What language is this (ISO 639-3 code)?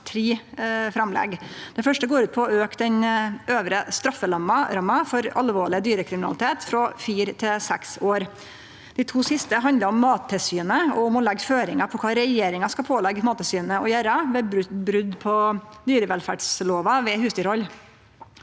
nor